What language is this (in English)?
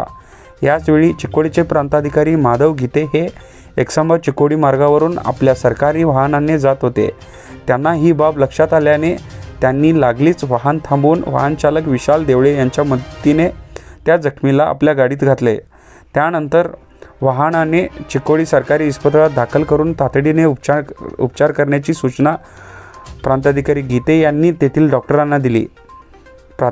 Arabic